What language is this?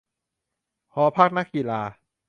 Thai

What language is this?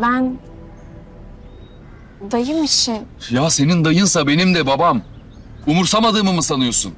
Turkish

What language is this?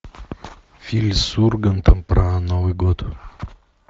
Russian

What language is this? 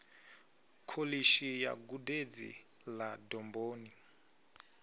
Venda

